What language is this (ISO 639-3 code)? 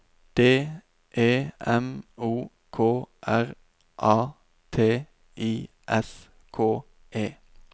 nor